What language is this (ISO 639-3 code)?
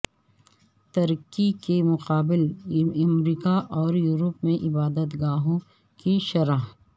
urd